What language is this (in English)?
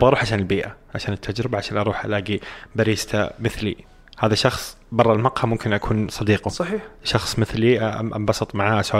Arabic